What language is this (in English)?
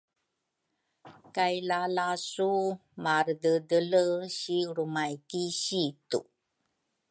Rukai